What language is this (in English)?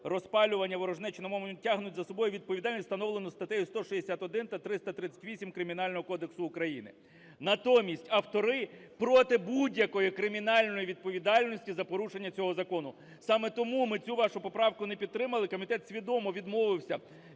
Ukrainian